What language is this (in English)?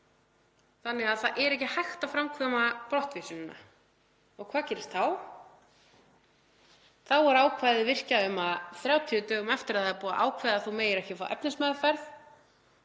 Icelandic